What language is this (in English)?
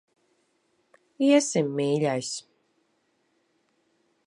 Latvian